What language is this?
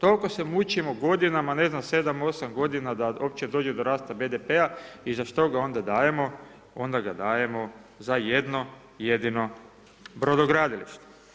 Croatian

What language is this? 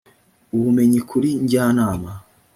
Kinyarwanda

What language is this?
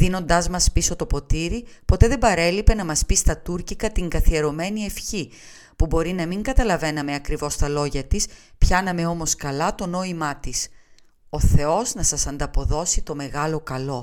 Greek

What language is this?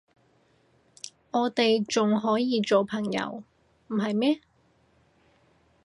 Cantonese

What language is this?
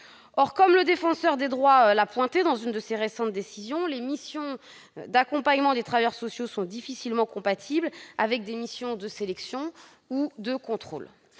French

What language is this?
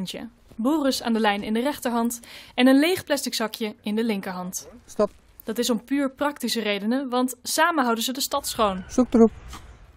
Dutch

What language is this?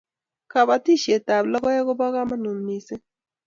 Kalenjin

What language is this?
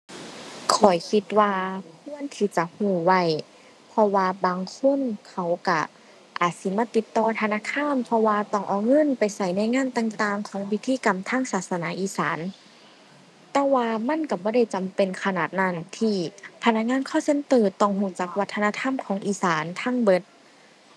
Thai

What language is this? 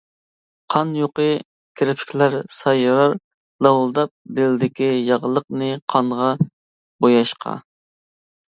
Uyghur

